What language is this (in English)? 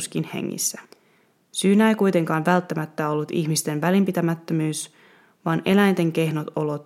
Finnish